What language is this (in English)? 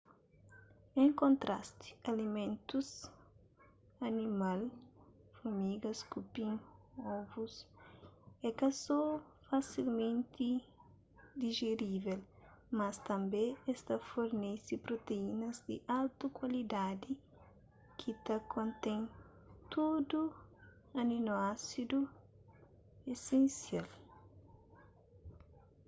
Kabuverdianu